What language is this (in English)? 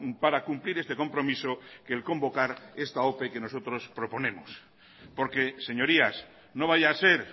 Spanish